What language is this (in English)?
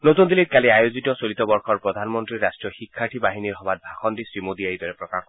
Assamese